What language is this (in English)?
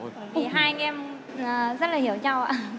Vietnamese